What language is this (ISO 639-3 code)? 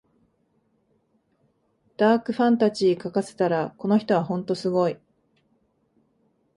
jpn